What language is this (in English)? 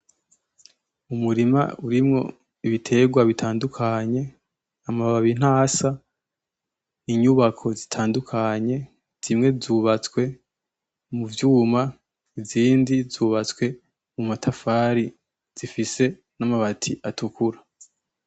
Rundi